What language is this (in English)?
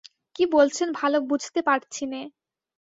Bangla